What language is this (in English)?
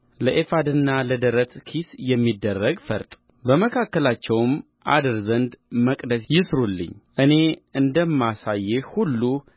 Amharic